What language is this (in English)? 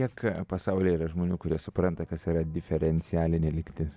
Lithuanian